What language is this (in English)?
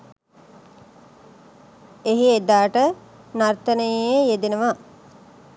Sinhala